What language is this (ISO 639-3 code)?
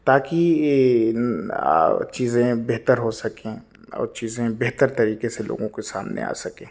urd